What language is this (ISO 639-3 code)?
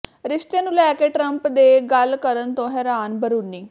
pan